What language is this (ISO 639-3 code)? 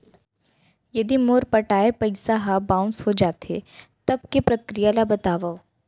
hne